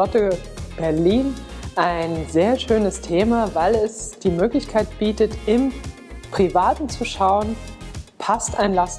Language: German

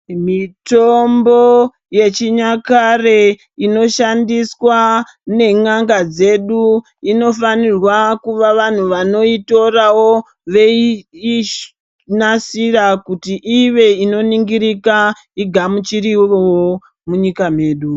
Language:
Ndau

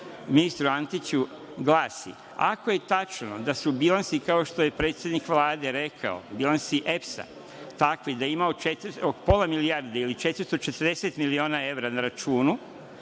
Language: Serbian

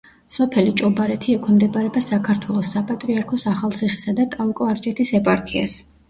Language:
Georgian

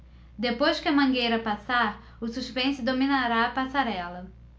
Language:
Portuguese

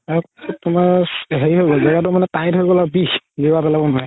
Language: Assamese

